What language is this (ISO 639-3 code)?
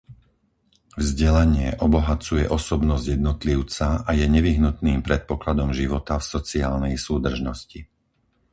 slk